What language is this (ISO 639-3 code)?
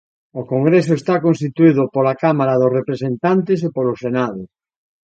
glg